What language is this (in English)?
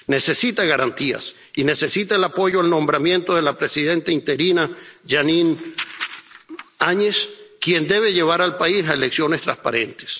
Spanish